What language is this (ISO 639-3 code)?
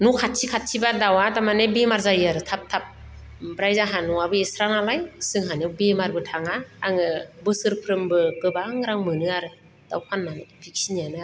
brx